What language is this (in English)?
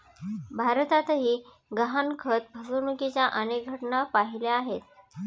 Marathi